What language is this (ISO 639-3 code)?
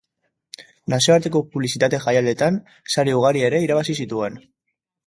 eus